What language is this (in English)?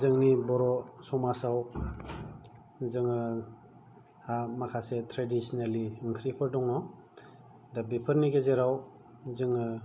Bodo